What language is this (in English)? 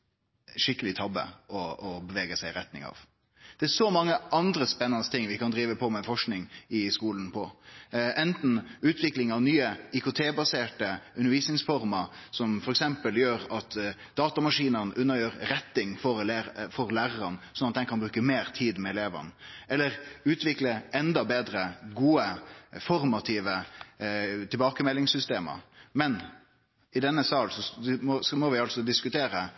Norwegian Nynorsk